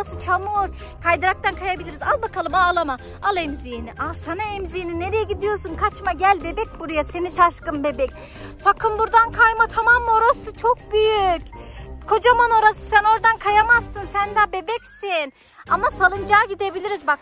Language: Turkish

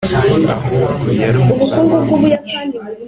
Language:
Kinyarwanda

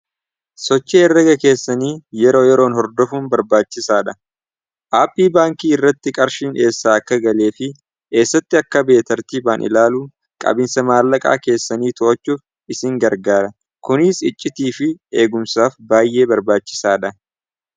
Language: Oromo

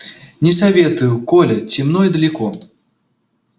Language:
Russian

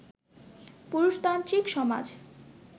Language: Bangla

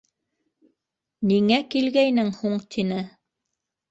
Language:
Bashkir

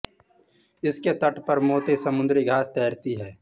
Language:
Hindi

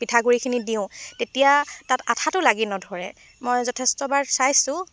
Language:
Assamese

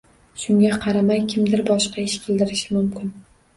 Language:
Uzbek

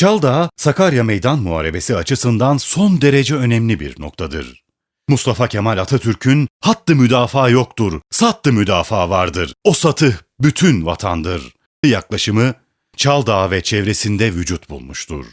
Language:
Turkish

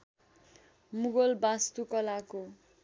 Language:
Nepali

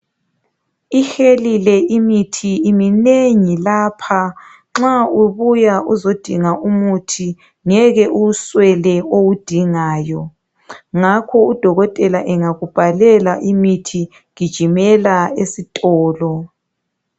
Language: North Ndebele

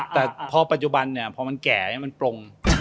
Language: Thai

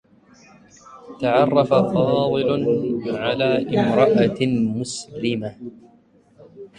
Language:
Arabic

